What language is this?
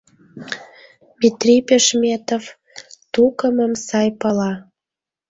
Mari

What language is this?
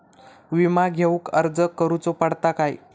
Marathi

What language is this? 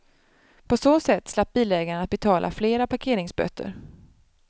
Swedish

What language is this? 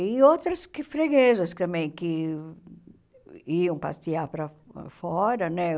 Portuguese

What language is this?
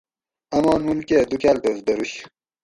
Gawri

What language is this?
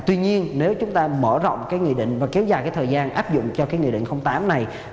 Vietnamese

